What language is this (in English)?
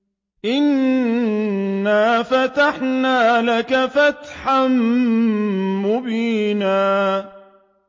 Arabic